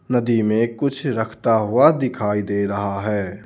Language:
Hindi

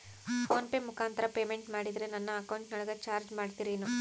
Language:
Kannada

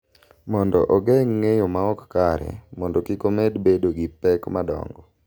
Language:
Luo (Kenya and Tanzania)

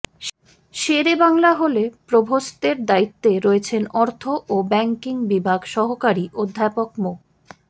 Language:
Bangla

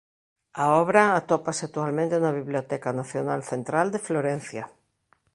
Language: Galician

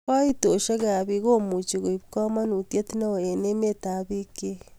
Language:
Kalenjin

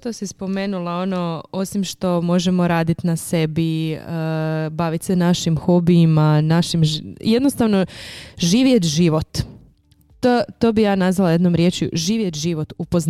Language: Croatian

